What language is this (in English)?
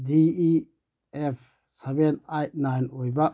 Manipuri